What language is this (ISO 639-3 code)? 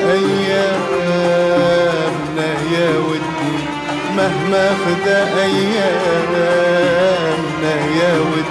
ara